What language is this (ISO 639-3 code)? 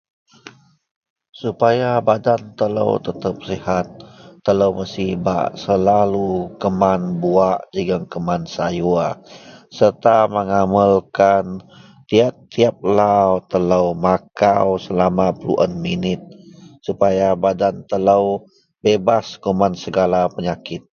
mel